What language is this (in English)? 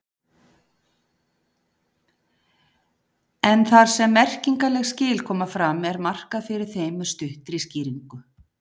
Icelandic